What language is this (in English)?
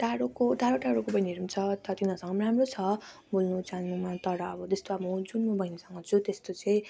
Nepali